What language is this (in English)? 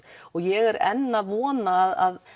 Icelandic